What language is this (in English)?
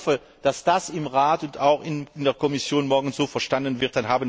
German